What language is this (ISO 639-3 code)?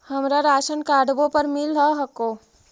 mag